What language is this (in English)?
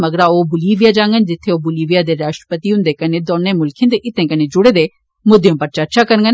Dogri